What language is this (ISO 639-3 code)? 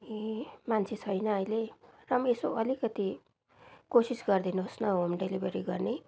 nep